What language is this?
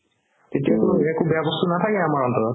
Assamese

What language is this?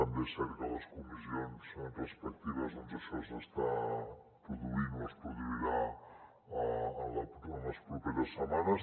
Catalan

